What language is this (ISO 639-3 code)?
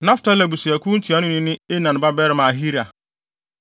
aka